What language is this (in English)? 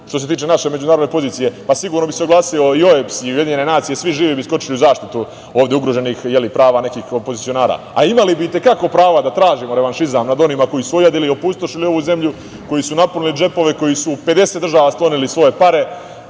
Serbian